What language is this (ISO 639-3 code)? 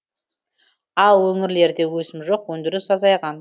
kaz